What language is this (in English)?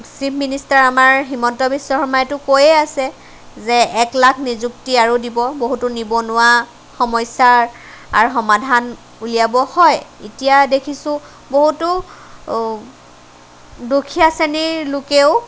Assamese